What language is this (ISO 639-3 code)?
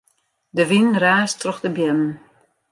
fry